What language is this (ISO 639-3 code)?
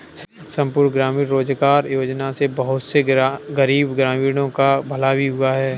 hin